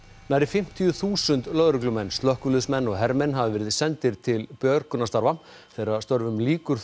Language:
Icelandic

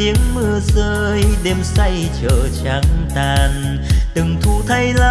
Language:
Vietnamese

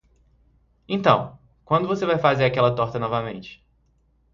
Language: Portuguese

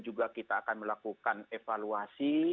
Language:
Indonesian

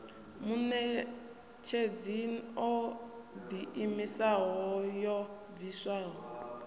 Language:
Venda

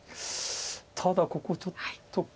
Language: Japanese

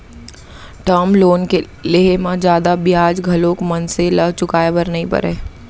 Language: Chhattisgarhi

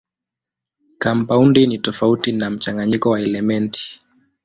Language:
Swahili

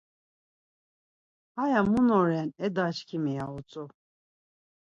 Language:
Laz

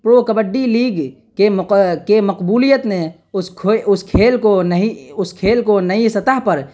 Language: Urdu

